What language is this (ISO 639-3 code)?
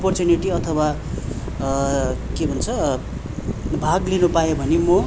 nep